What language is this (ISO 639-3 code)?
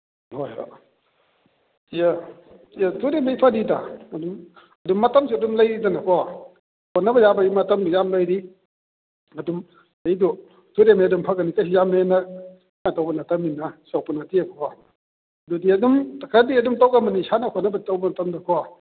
mni